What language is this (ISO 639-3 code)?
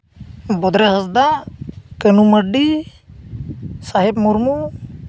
sat